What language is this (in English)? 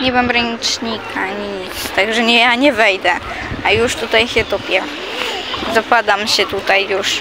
Polish